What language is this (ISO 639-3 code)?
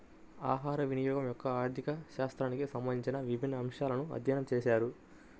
tel